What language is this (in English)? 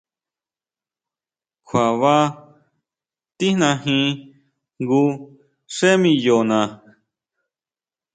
Huautla Mazatec